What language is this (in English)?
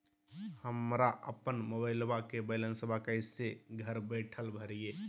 Magahi